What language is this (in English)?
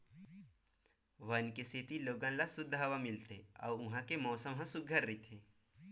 Chhattisgarhi